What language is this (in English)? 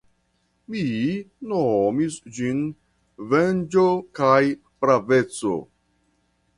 Esperanto